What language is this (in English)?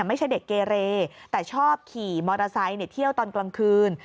Thai